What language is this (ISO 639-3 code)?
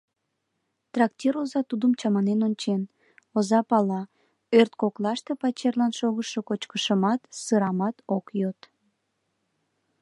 chm